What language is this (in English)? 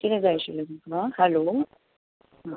Konkani